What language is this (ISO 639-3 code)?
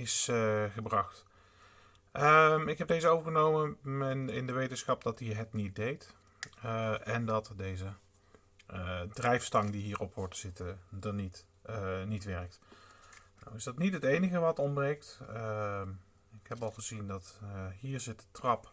nld